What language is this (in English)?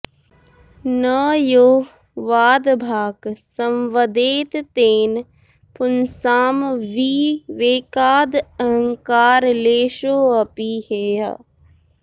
Sanskrit